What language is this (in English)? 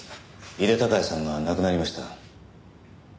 Japanese